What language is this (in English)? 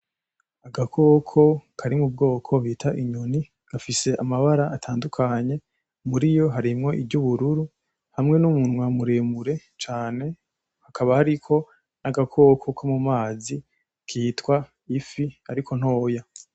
Rundi